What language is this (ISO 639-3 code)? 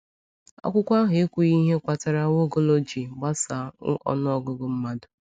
ibo